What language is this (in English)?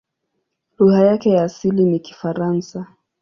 Swahili